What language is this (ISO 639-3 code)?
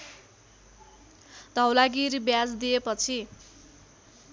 nep